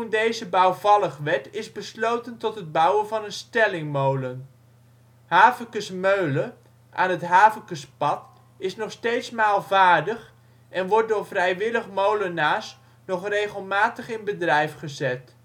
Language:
Dutch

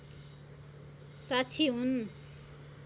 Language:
Nepali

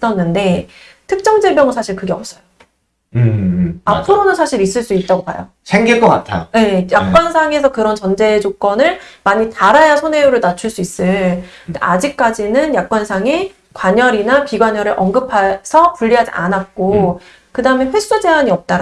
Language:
Korean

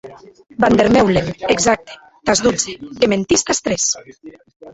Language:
Occitan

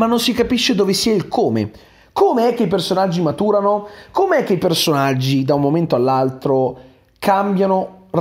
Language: Italian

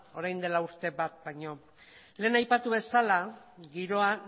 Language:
Basque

